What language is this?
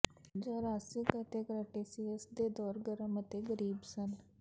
Punjabi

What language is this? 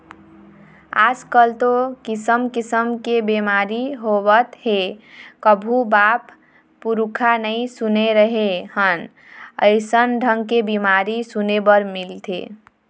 Chhattisgarhi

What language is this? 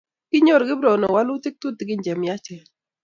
Kalenjin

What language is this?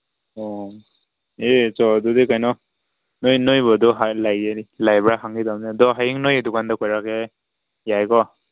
Manipuri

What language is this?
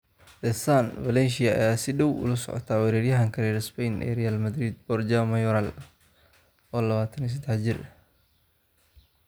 Somali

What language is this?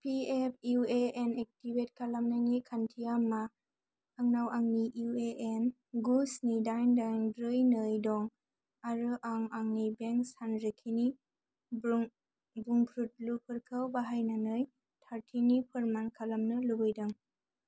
Bodo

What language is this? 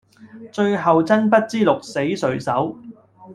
Cantonese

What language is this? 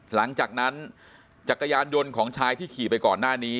Thai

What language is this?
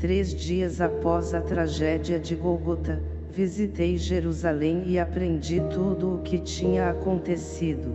Portuguese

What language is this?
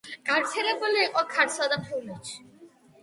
Georgian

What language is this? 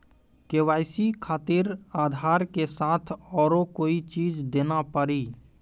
Maithili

